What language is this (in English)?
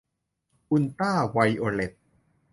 Thai